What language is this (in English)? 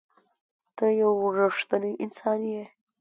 Pashto